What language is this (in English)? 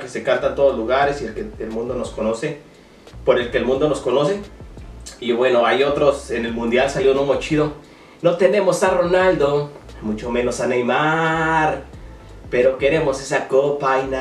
Spanish